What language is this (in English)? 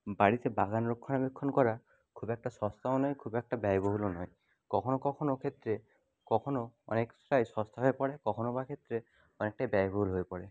Bangla